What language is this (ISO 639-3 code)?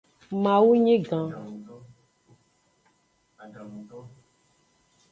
ajg